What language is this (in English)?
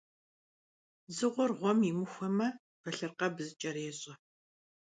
Kabardian